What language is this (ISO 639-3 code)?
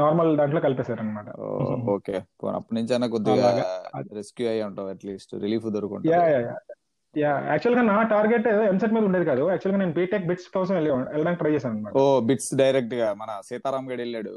tel